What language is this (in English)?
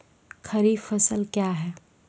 Maithili